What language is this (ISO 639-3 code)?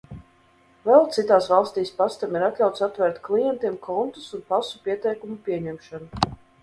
lav